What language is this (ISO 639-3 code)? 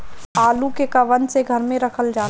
bho